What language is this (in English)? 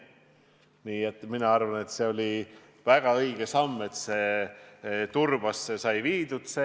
Estonian